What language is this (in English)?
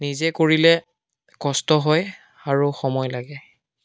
Assamese